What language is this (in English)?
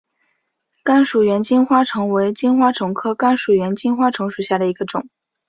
Chinese